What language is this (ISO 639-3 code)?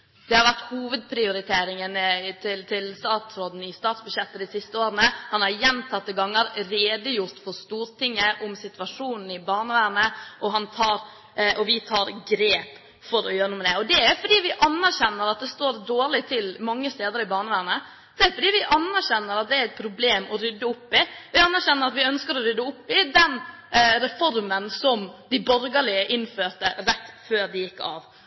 nob